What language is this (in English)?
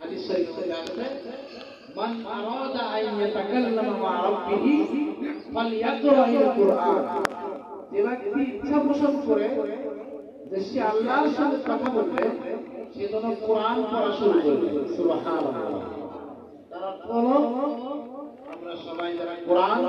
Arabic